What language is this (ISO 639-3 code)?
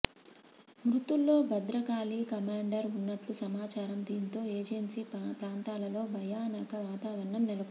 tel